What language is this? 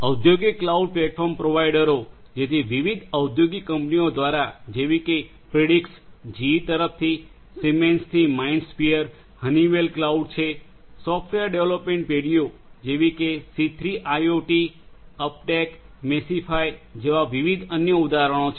Gujarati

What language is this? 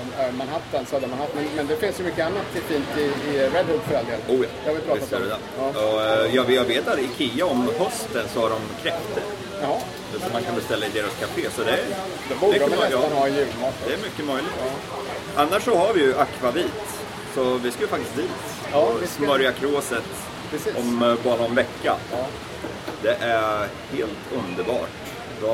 Swedish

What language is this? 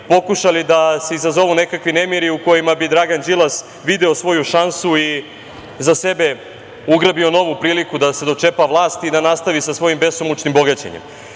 Serbian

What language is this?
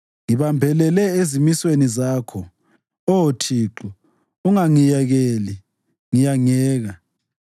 North Ndebele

